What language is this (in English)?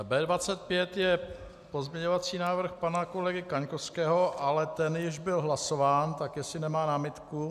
Czech